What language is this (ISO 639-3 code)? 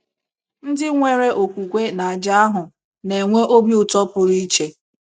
ibo